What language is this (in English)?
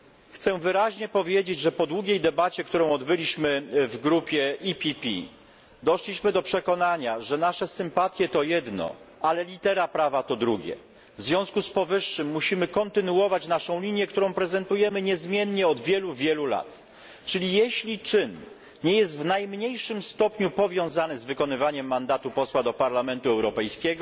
Polish